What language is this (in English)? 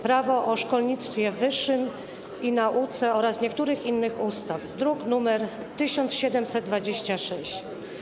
Polish